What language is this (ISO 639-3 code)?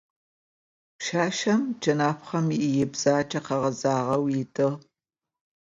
ady